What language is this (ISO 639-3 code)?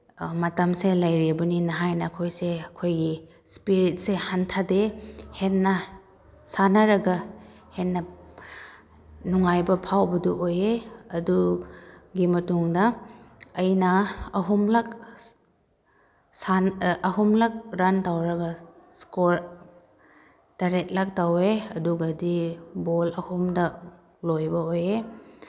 mni